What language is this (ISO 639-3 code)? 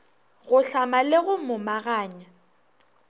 nso